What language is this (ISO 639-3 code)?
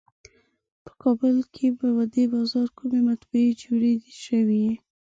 pus